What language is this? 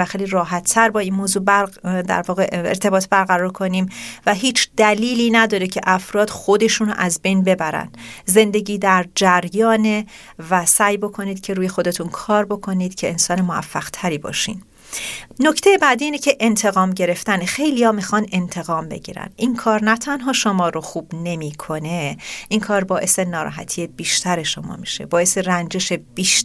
Persian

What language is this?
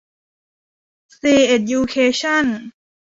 Thai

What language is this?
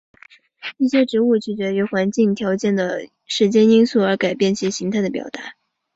Chinese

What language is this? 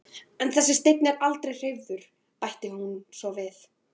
Icelandic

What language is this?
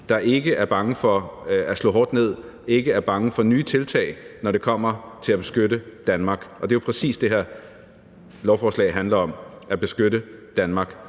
Danish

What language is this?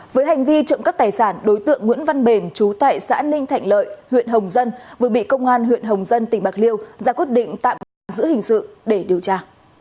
Vietnamese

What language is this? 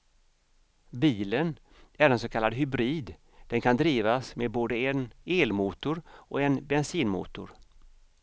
Swedish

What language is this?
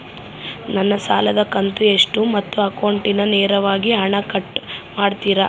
Kannada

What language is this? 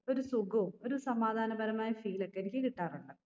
Malayalam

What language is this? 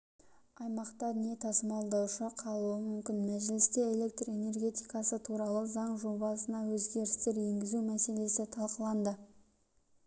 Kazakh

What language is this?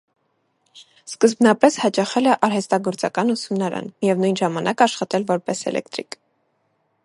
Armenian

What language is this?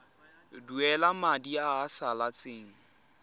Tswana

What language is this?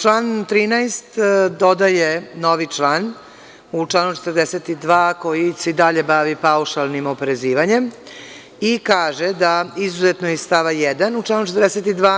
Serbian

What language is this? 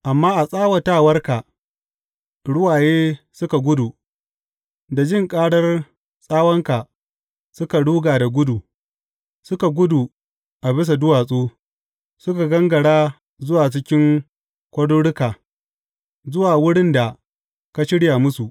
Hausa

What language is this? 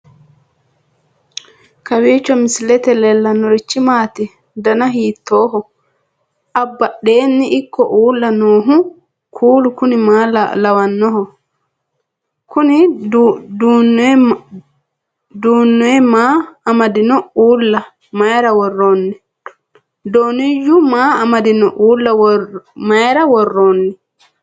Sidamo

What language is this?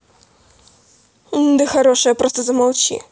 Russian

